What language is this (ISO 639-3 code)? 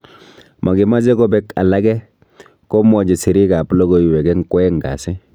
kln